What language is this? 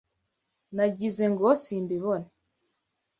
Kinyarwanda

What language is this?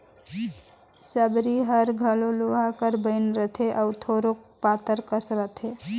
Chhattisgarhi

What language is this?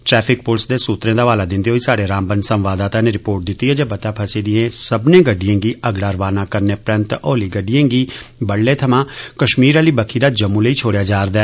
Dogri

